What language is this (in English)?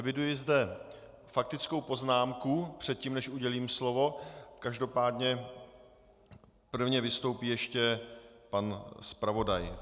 Czech